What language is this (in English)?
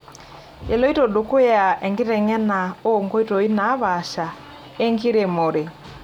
Masai